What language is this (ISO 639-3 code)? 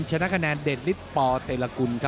tha